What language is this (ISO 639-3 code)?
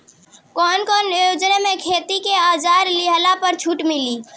bho